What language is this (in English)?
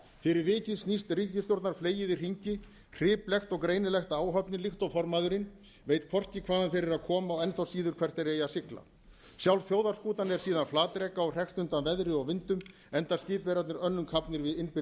Icelandic